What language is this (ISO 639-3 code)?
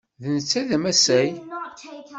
kab